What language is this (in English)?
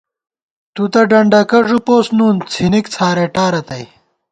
Gawar-Bati